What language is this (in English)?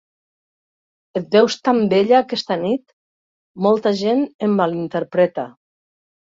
Catalan